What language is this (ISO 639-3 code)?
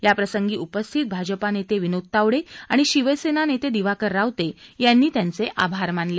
mar